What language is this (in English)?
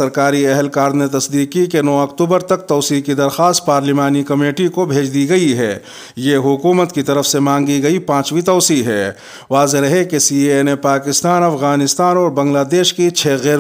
Hindi